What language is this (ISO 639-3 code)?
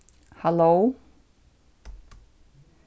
fao